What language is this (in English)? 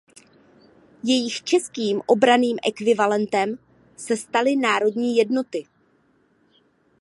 Czech